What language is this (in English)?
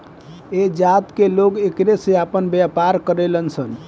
Bhojpuri